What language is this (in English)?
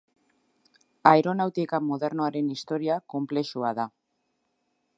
Basque